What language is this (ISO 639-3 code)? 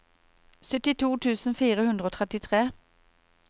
nor